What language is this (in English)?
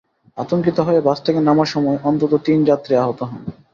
Bangla